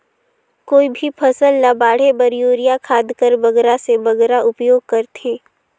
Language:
Chhattisgarhi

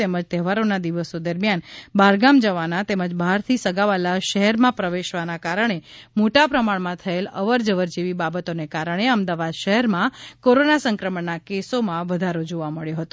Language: Gujarati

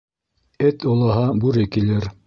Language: Bashkir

